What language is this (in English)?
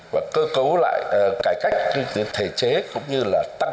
Vietnamese